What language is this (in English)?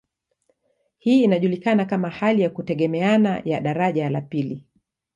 Swahili